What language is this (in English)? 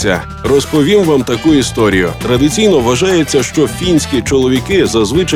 Ukrainian